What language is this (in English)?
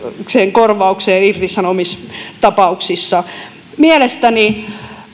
Finnish